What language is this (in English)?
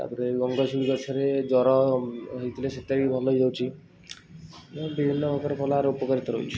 Odia